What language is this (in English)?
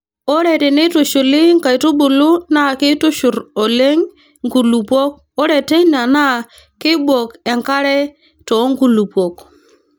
Masai